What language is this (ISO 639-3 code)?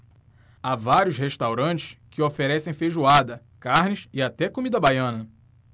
por